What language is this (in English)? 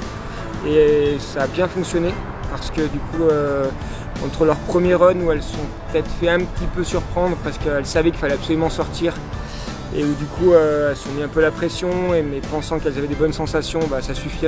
French